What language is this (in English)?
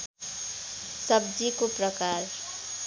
Nepali